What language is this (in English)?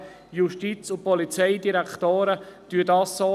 Swiss German